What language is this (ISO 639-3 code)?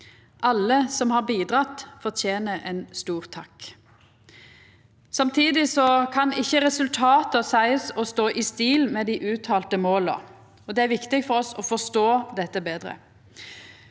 nor